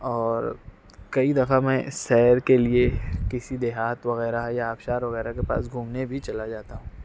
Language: Urdu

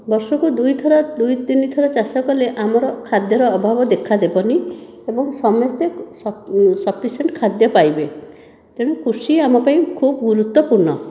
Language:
Odia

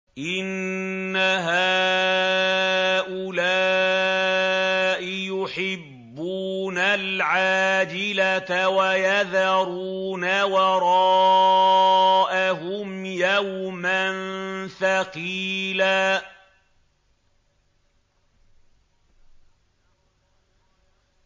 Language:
Arabic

